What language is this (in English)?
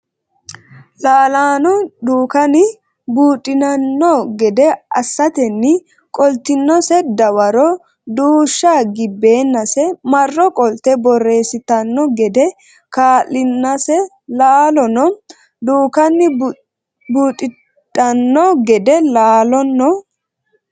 Sidamo